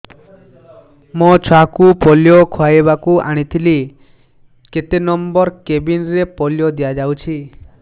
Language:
Odia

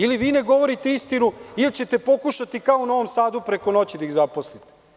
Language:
Serbian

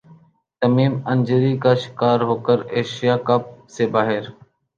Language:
Urdu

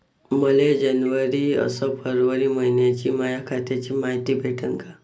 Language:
Marathi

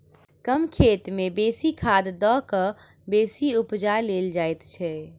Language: Maithili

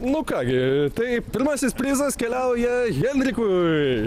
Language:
Lithuanian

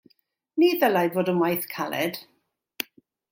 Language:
Welsh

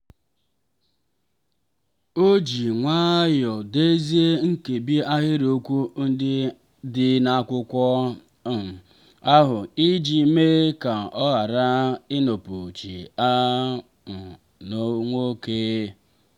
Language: Igbo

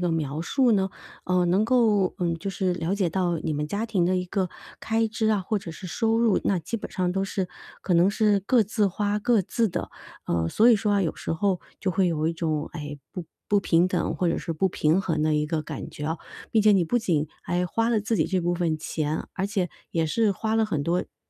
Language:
Chinese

